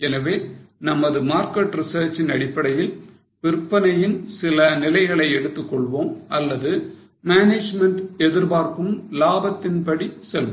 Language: Tamil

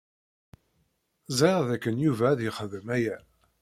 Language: Kabyle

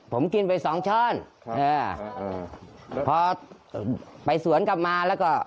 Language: Thai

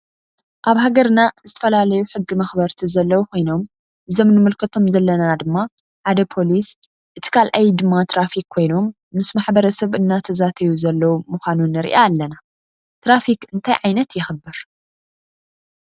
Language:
Tigrinya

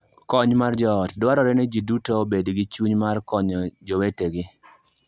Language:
Luo (Kenya and Tanzania)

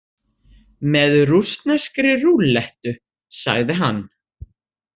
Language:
Icelandic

